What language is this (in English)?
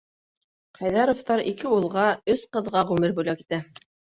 Bashkir